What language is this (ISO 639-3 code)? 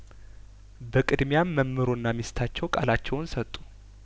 amh